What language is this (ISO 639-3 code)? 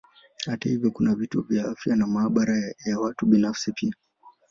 swa